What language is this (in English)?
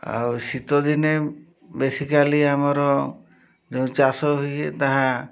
Odia